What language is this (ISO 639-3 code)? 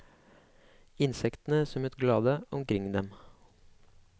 nor